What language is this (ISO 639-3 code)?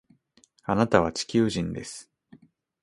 jpn